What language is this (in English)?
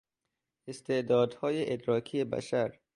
Persian